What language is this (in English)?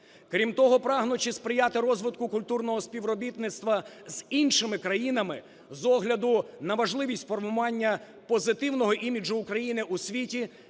Ukrainian